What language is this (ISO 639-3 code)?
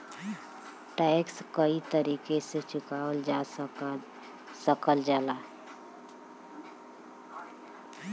bho